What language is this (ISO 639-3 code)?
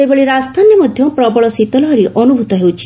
ori